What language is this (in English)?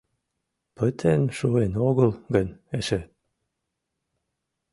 Mari